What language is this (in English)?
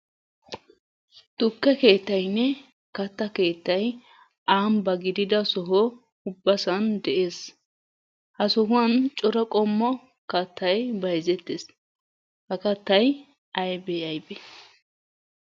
Wolaytta